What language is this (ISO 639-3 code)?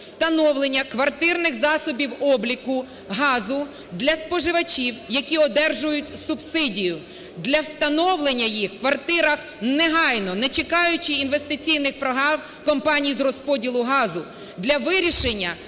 ukr